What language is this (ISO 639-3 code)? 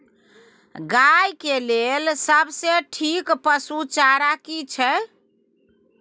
mai